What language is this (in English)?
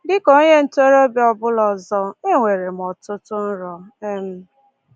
Igbo